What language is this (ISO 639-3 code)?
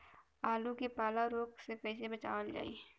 bho